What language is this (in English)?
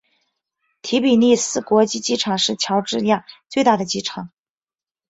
Chinese